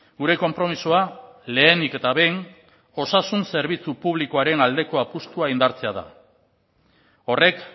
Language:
Basque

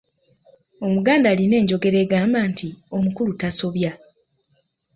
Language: Ganda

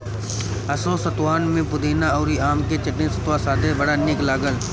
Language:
Bhojpuri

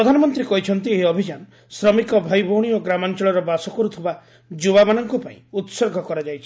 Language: Odia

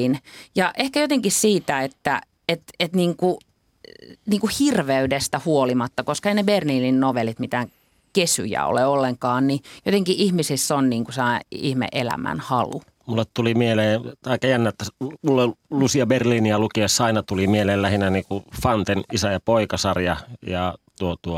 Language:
Finnish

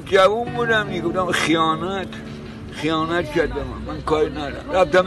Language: Persian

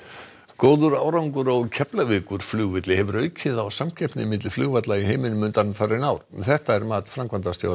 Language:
Icelandic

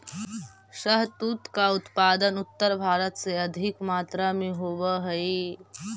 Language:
Magahi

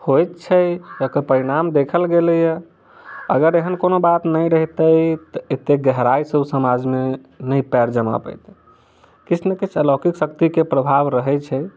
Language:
Maithili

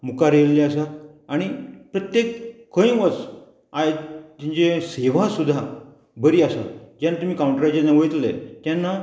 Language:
Konkani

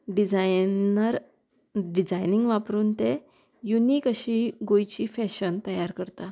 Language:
Konkani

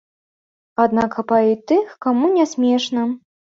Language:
Belarusian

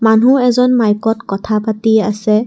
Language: Assamese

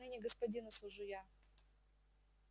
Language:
Russian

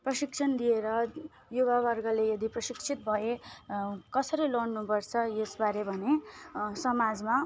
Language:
Nepali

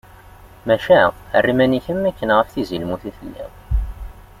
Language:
Kabyle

